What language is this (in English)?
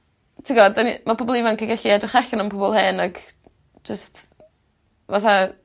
Welsh